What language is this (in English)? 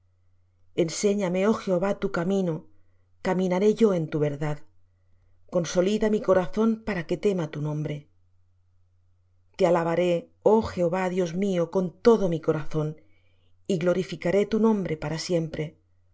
Spanish